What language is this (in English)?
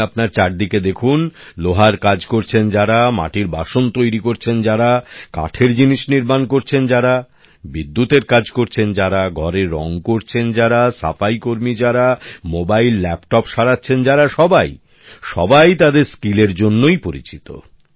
Bangla